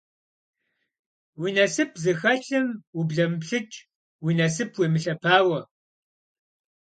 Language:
Kabardian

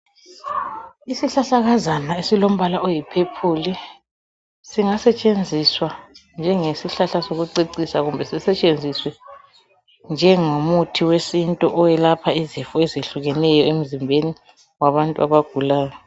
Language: North Ndebele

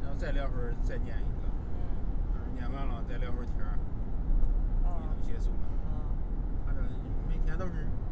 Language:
Chinese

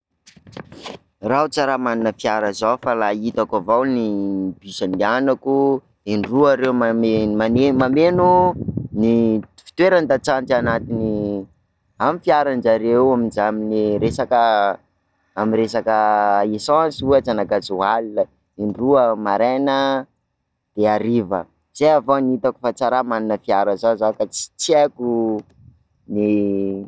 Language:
Sakalava Malagasy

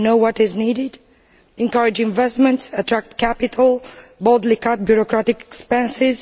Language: English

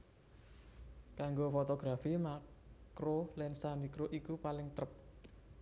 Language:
Javanese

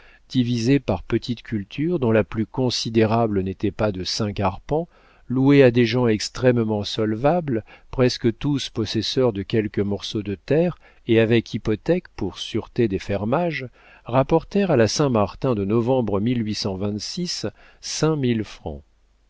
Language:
French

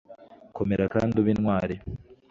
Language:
Kinyarwanda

